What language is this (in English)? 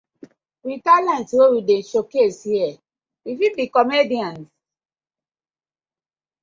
Nigerian Pidgin